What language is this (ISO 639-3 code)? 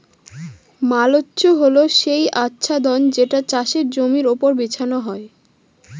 ben